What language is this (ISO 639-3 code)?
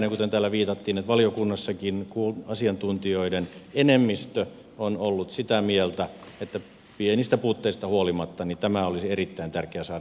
fin